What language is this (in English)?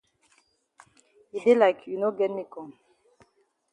Cameroon Pidgin